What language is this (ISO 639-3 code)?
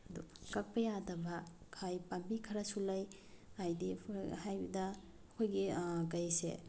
mni